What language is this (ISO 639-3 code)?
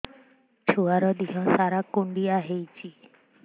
ori